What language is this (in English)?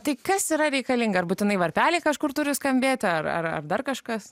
Lithuanian